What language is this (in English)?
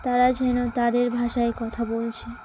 Bangla